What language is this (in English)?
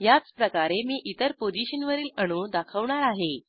Marathi